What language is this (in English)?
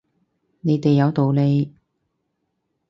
Cantonese